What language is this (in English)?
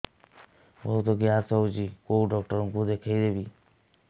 Odia